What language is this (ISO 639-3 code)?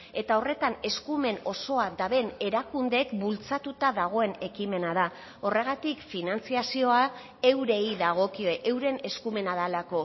eus